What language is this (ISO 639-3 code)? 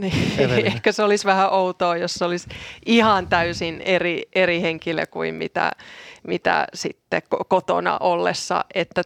fin